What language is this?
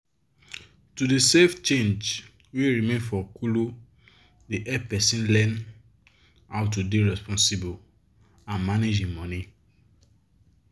Nigerian Pidgin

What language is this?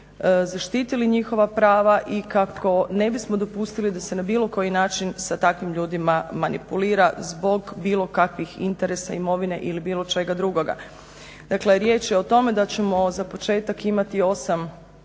Croatian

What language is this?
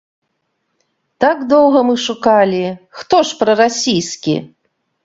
Belarusian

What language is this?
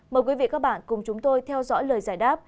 Vietnamese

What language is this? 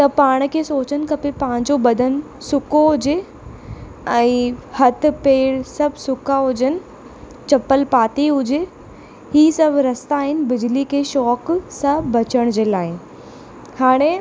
Sindhi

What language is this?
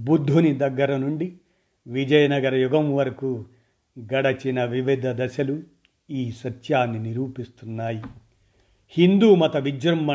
Telugu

